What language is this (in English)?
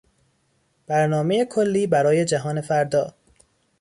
Persian